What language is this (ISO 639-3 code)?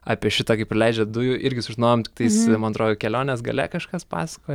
lit